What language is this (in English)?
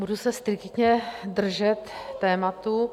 Czech